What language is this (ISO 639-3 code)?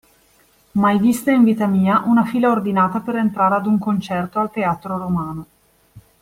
ita